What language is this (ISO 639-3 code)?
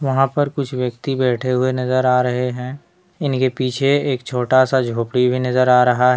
hin